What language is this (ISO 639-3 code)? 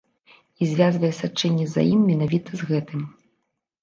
bel